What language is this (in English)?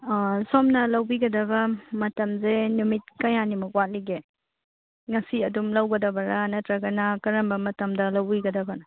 Manipuri